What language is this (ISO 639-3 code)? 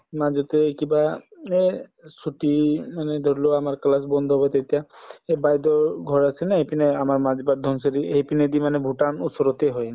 asm